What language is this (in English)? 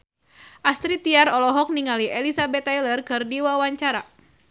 Sundanese